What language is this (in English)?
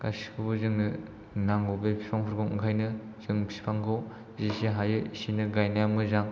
Bodo